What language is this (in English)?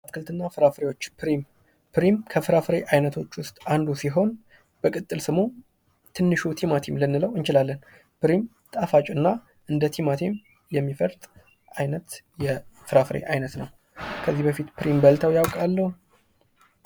Amharic